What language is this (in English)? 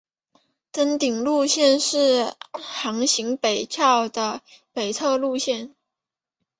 Chinese